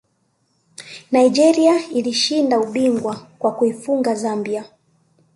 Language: Swahili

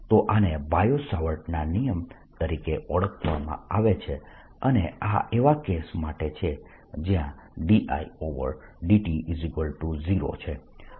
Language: Gujarati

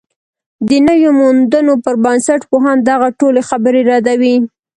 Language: Pashto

